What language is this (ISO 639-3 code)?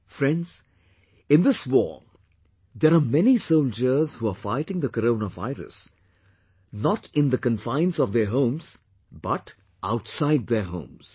eng